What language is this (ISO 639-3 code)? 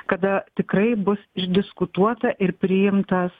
lit